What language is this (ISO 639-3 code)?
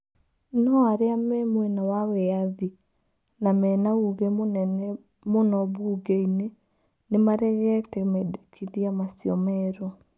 kik